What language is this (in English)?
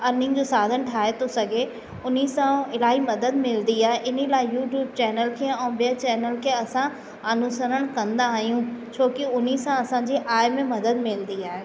Sindhi